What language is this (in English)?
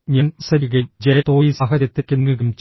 Malayalam